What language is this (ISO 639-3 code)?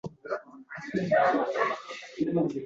uzb